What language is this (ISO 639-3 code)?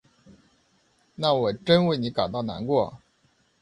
zho